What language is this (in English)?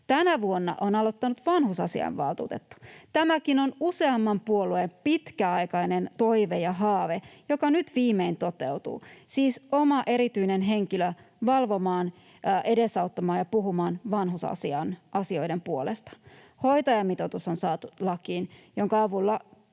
Finnish